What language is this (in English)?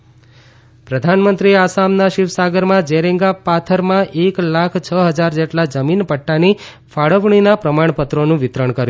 Gujarati